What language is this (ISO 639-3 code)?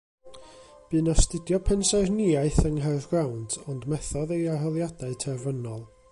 cym